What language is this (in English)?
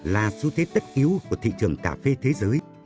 Vietnamese